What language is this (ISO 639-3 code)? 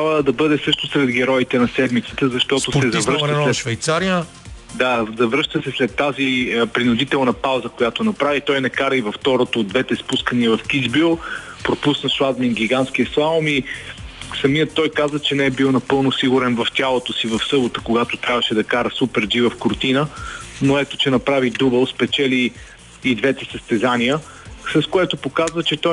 bul